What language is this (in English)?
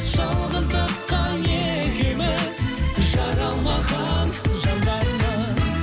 Kazakh